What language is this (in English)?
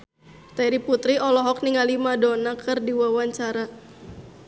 Sundanese